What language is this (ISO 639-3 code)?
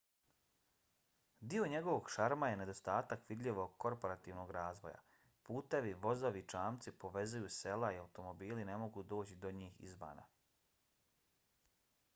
bos